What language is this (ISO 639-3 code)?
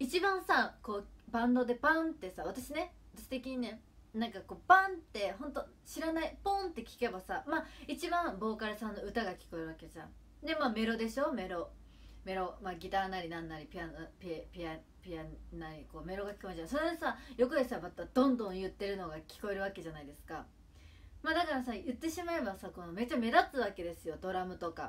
jpn